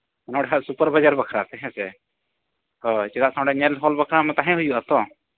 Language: Santali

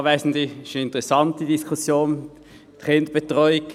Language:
Swiss German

